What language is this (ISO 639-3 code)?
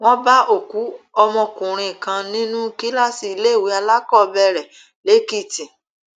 yor